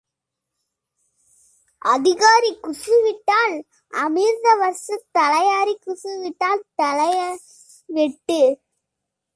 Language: Tamil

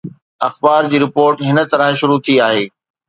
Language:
Sindhi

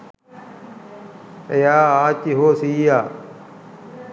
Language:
Sinhala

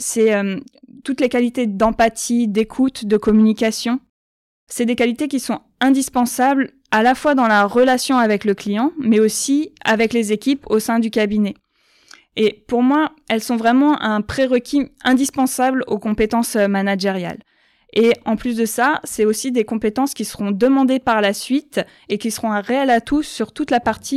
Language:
French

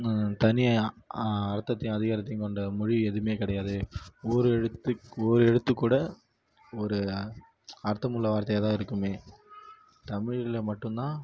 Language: Tamil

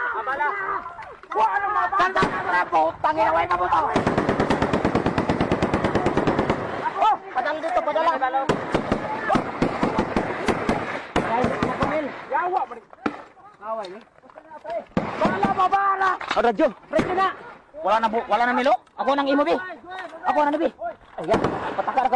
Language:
Indonesian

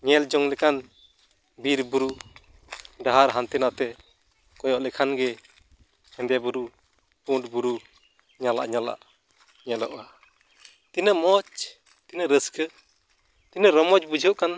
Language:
Santali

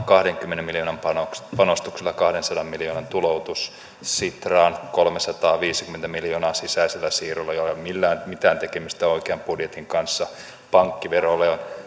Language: Finnish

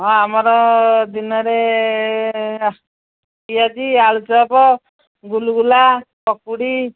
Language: Odia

